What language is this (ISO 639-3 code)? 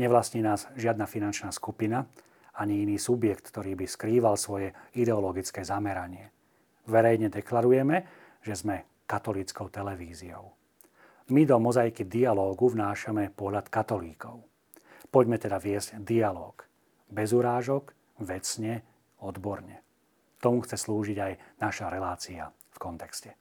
slk